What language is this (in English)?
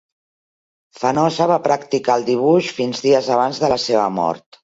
Catalan